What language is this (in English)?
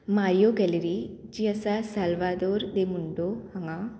Konkani